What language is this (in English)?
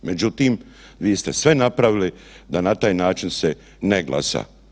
Croatian